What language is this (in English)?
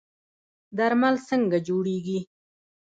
Pashto